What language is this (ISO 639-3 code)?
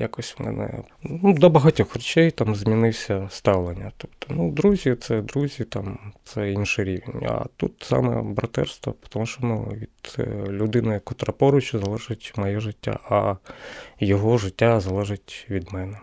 ukr